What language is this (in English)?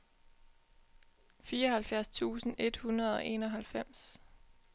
Danish